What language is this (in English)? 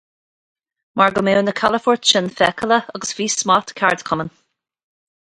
Irish